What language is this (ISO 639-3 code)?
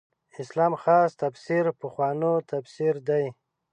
pus